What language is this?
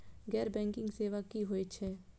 Maithili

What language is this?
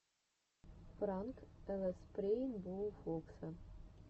Russian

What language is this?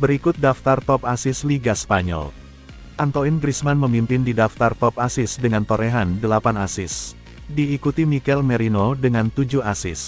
Indonesian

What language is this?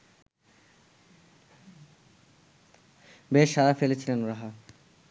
Bangla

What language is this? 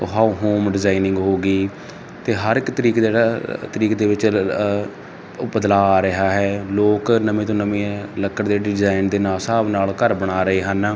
Punjabi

